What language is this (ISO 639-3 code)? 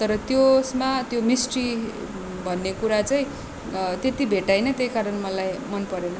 nep